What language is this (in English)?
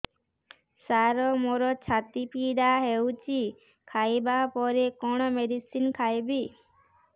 Odia